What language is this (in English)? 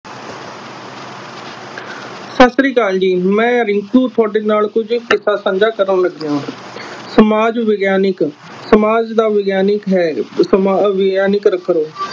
Punjabi